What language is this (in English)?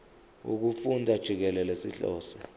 Zulu